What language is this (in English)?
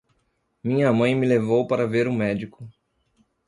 Portuguese